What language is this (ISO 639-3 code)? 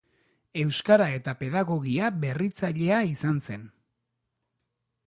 eus